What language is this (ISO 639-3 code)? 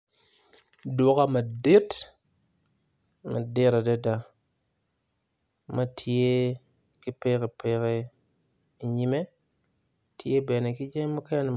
ach